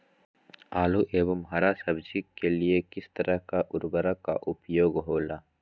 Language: Magahi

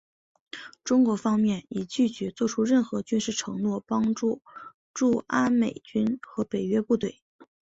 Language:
Chinese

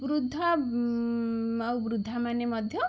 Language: Odia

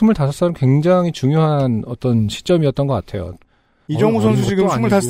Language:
Korean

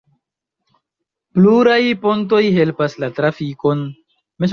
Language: Esperanto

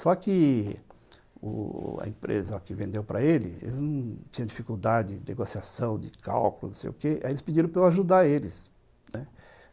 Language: Portuguese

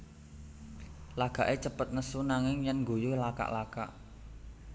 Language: Javanese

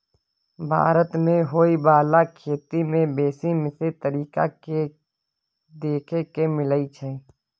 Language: Maithili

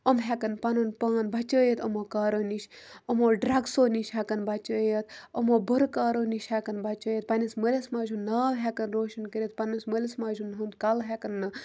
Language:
Kashmiri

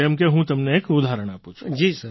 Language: Gujarati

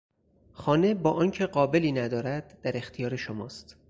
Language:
Persian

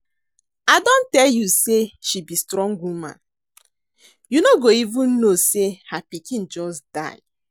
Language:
Nigerian Pidgin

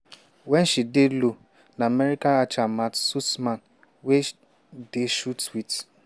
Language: Nigerian Pidgin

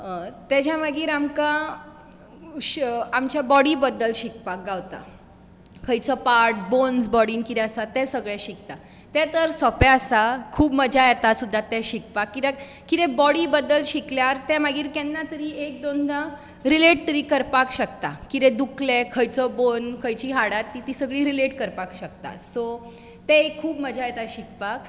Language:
Konkani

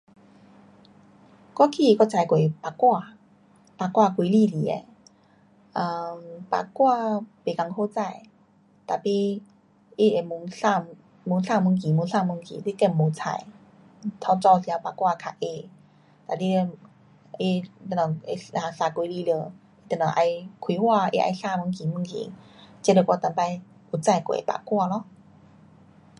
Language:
Pu-Xian Chinese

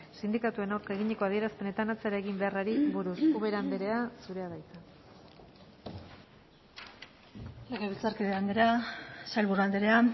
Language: Basque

